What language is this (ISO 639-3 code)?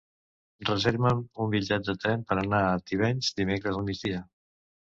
cat